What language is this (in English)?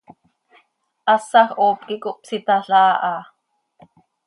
Seri